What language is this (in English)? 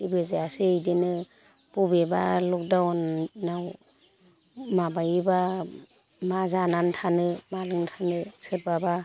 Bodo